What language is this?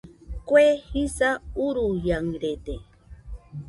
Nüpode Huitoto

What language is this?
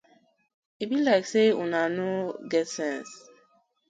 Nigerian Pidgin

